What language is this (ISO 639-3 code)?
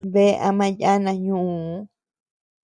cux